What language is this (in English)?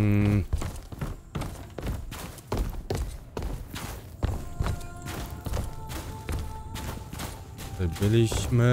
Polish